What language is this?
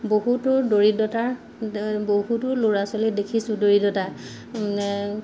Assamese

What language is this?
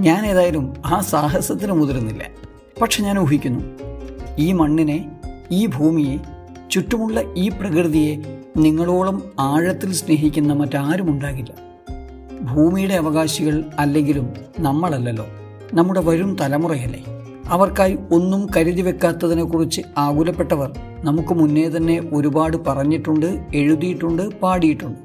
Malayalam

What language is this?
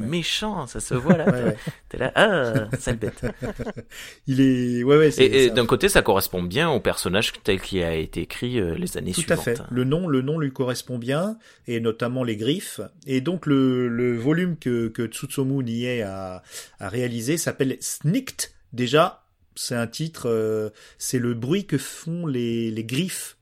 French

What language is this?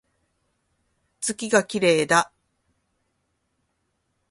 Japanese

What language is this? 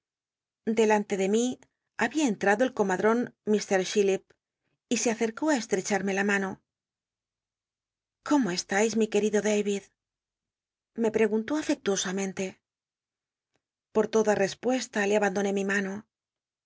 Spanish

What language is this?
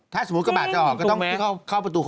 Thai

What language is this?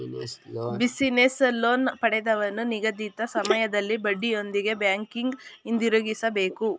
Kannada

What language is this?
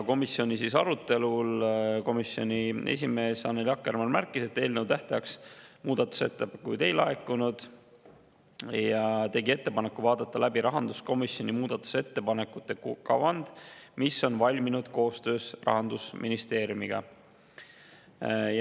Estonian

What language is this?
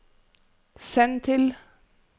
Norwegian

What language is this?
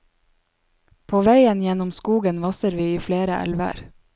Norwegian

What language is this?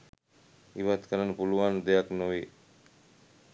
Sinhala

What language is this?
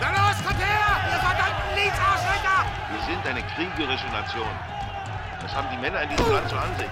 German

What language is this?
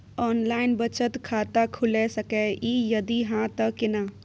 Maithili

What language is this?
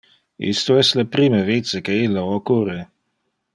Interlingua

